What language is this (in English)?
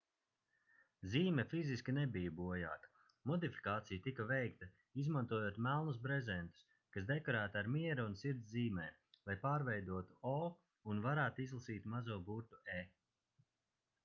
Latvian